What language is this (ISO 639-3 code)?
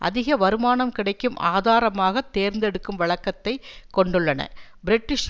tam